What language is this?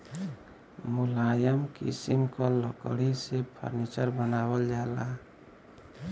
Bhojpuri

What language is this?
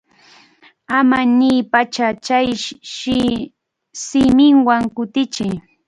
Arequipa-La Unión Quechua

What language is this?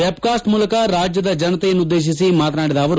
Kannada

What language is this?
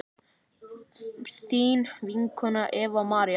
Icelandic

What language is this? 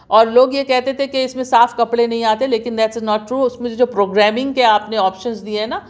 Urdu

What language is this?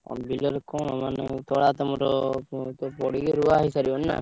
Odia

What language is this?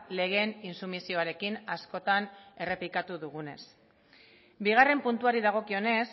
Basque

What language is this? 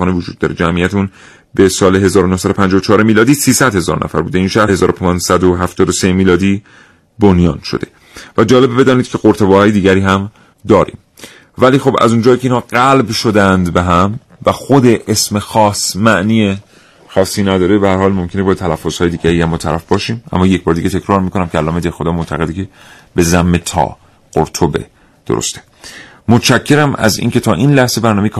Persian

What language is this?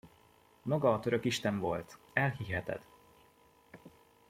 Hungarian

